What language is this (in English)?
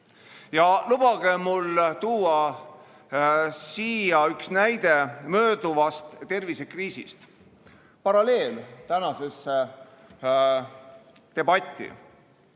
Estonian